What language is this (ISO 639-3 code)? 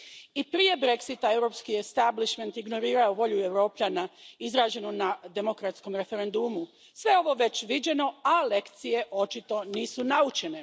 hrv